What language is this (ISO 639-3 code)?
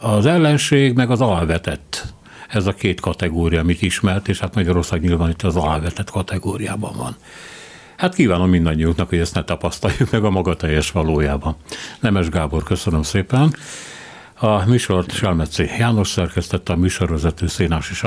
hun